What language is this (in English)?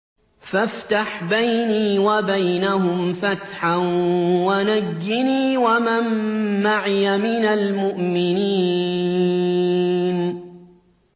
Arabic